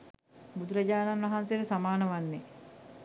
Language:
Sinhala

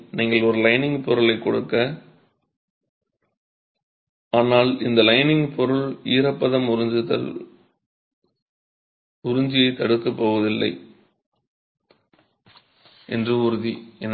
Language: Tamil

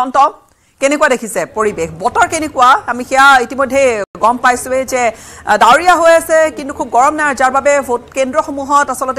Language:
Bangla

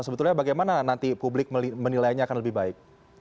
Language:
Indonesian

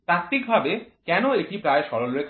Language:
Bangla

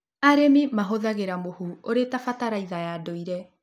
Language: Kikuyu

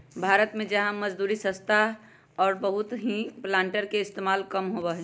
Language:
Magahi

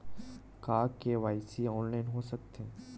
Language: Chhattisgarhi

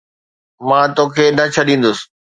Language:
Sindhi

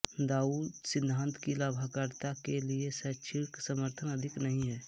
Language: Hindi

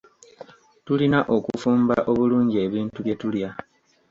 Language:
Ganda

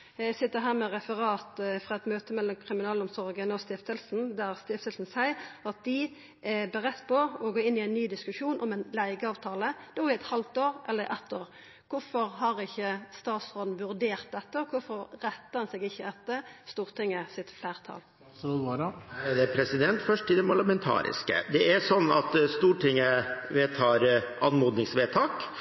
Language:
Norwegian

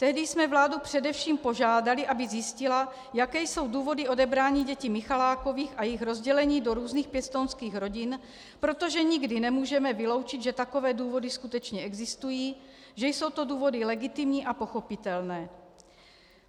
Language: Czech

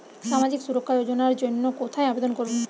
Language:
Bangla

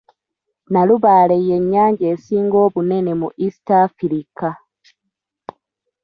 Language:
Ganda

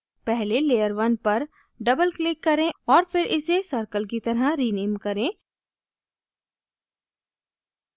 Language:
Hindi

